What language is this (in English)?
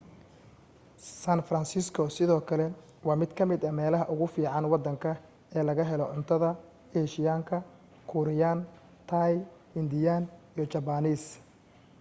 Somali